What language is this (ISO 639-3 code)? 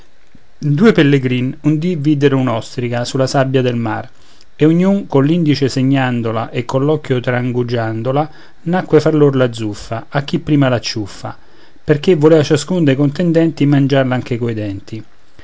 ita